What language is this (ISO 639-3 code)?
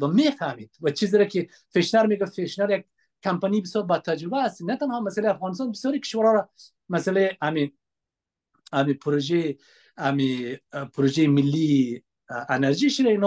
fas